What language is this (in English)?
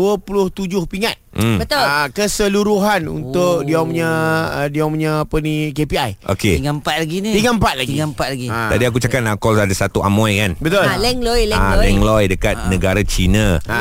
Malay